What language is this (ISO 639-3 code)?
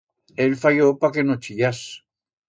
arg